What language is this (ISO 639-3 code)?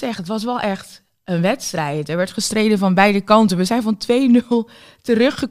nld